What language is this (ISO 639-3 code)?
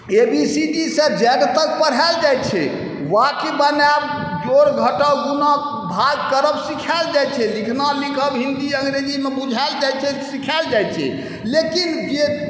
mai